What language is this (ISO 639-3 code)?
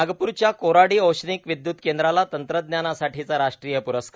mar